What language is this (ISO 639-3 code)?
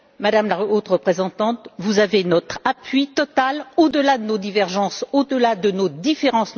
fra